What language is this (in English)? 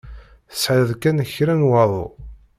Kabyle